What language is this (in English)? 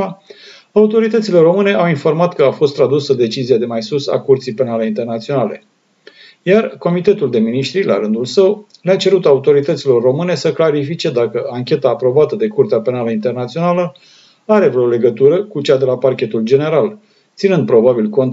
Romanian